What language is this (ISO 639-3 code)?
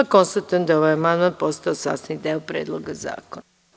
srp